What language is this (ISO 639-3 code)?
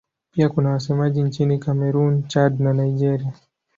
swa